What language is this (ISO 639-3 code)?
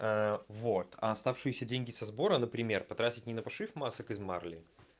rus